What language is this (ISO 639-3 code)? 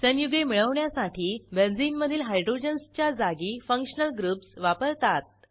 mar